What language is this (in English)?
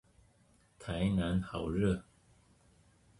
Chinese